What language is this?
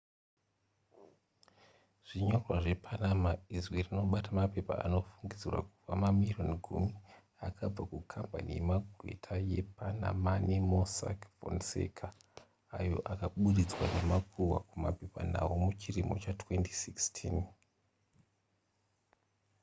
Shona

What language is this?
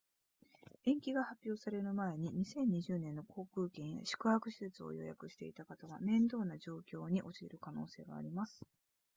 Japanese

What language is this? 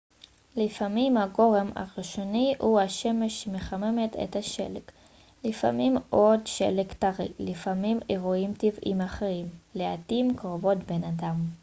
Hebrew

